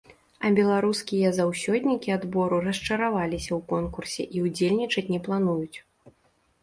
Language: Belarusian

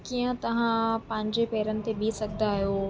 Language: Sindhi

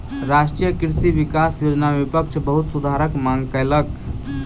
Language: Maithili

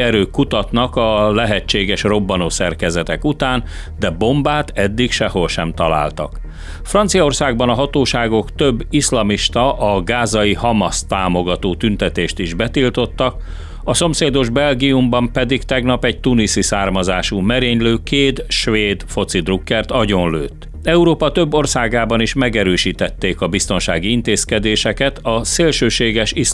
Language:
Hungarian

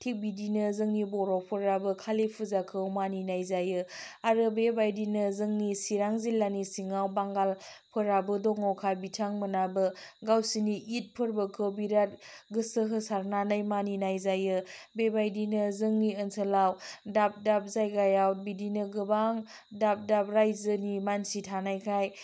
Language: Bodo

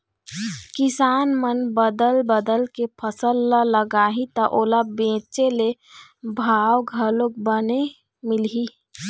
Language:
Chhattisgarhi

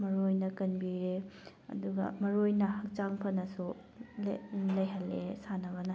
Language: Manipuri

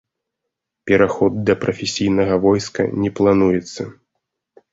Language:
Belarusian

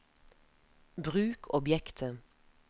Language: Norwegian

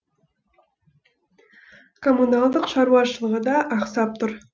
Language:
Kazakh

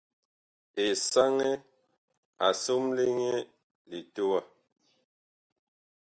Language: Bakoko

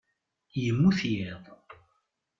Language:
Kabyle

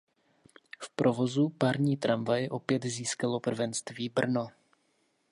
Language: Czech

